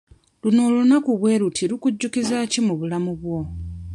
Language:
Ganda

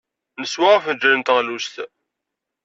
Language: Kabyle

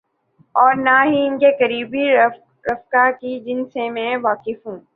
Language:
Urdu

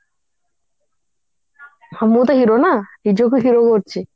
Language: Odia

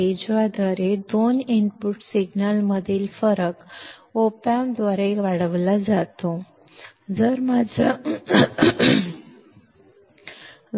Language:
Kannada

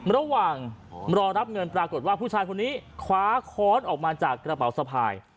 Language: Thai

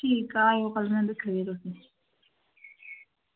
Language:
Dogri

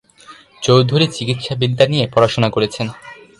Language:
Bangla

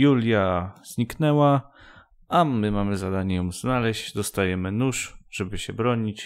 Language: Polish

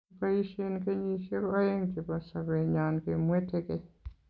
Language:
Kalenjin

